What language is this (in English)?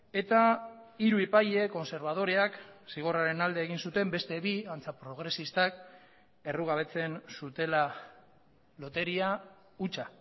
Basque